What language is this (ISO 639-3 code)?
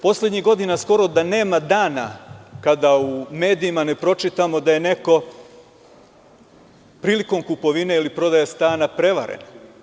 srp